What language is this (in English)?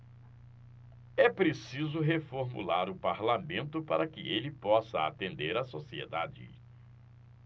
Portuguese